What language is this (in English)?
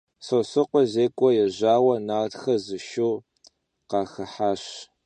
Kabardian